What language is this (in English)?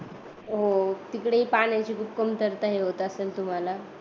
Marathi